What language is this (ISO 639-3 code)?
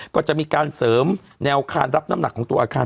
tha